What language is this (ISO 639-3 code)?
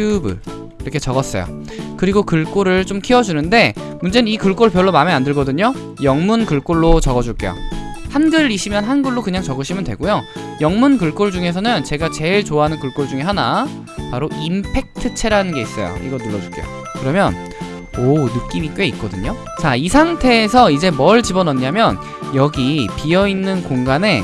kor